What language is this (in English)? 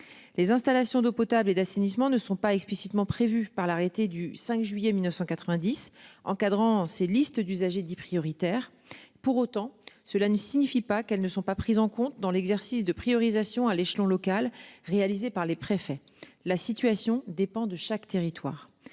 French